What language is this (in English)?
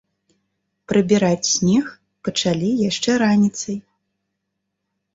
Belarusian